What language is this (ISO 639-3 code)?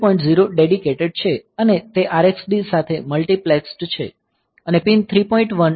guj